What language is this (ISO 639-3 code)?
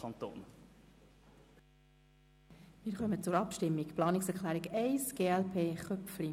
gsw